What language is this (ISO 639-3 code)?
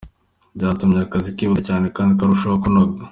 kin